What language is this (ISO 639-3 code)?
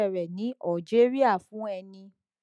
yor